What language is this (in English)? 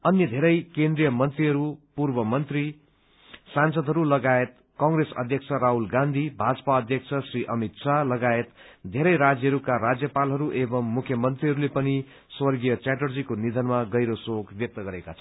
Nepali